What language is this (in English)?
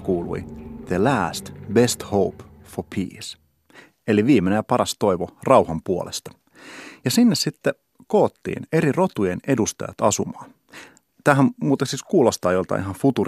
Finnish